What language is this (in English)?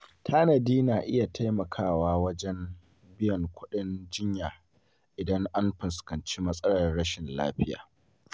Hausa